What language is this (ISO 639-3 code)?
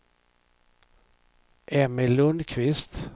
swe